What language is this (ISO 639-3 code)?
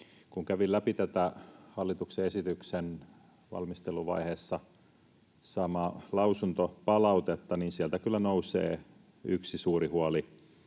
fin